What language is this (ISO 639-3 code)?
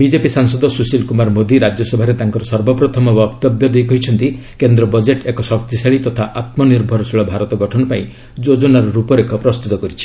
ori